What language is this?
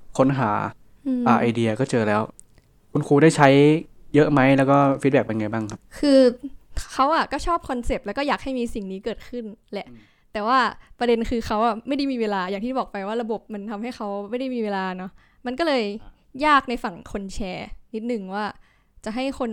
Thai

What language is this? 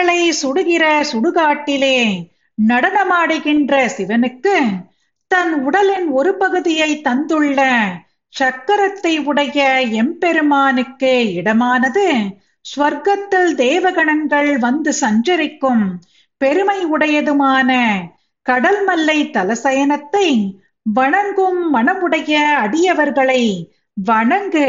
Tamil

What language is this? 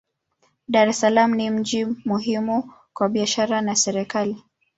Swahili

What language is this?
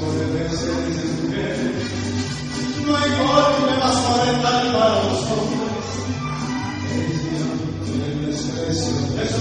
Arabic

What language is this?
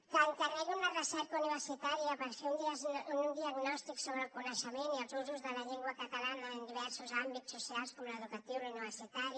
Catalan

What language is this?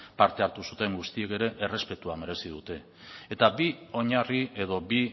Basque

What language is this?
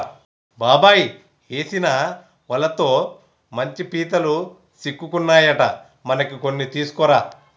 Telugu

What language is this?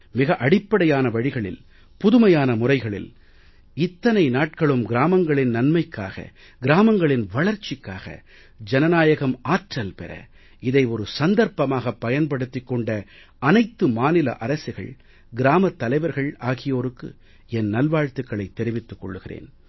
Tamil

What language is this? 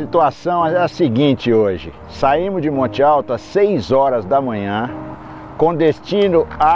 Portuguese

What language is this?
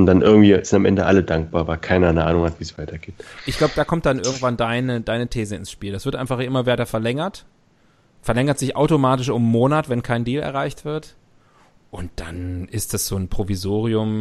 German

